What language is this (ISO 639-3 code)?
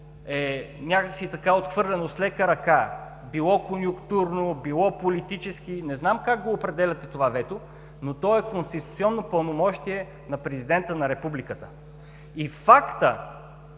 bul